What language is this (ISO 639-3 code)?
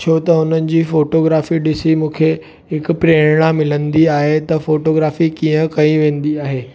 snd